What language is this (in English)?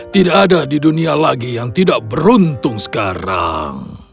Indonesian